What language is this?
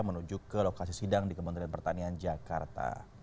Indonesian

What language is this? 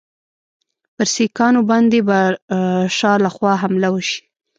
Pashto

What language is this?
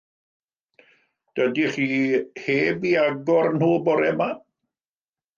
Welsh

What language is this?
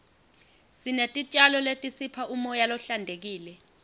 Swati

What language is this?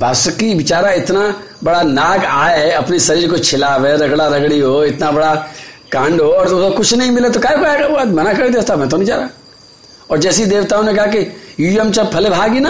Hindi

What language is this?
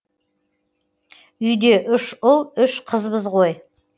Kazakh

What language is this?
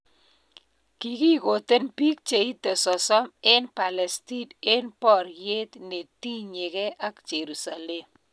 Kalenjin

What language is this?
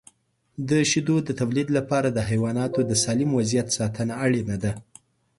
Pashto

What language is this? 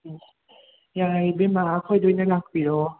Manipuri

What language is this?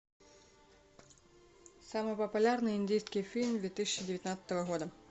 Russian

